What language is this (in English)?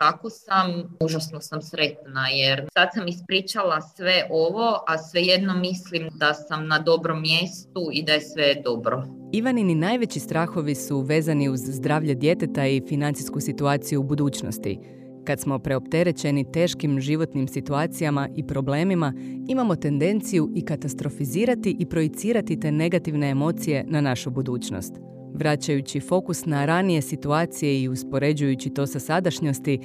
Croatian